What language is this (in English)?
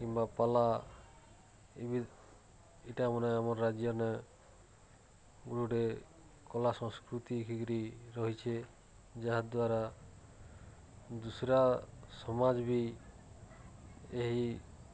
Odia